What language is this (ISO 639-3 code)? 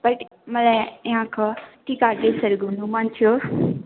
nep